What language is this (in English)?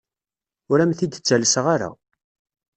Kabyle